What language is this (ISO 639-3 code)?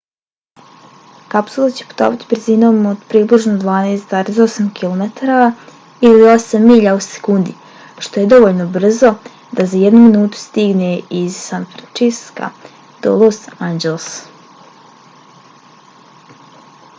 bos